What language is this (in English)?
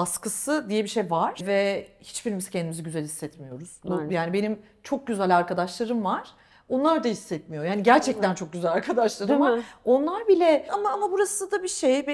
Turkish